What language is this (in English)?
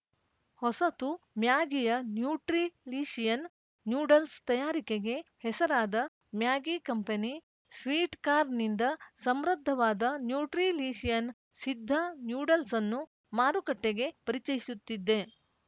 Kannada